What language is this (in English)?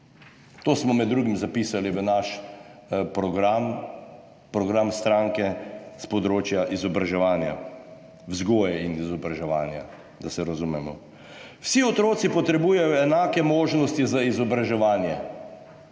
Slovenian